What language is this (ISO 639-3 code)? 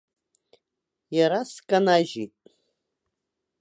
abk